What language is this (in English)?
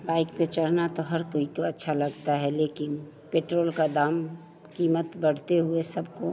Hindi